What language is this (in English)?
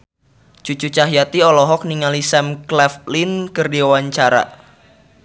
Sundanese